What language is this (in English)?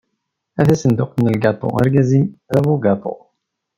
Kabyle